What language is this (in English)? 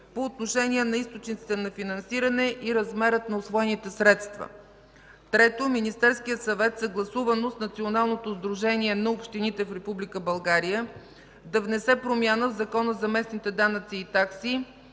Bulgarian